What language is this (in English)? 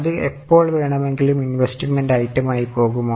Malayalam